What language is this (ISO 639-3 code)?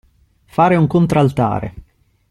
ita